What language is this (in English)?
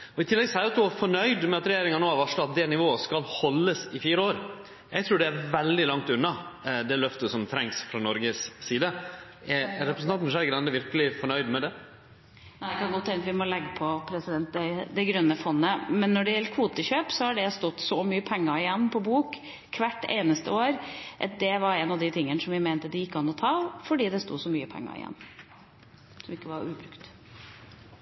Norwegian